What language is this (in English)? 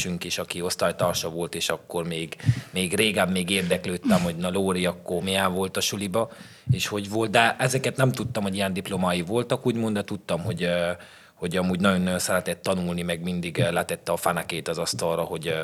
Hungarian